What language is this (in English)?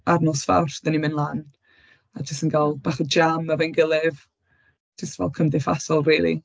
Welsh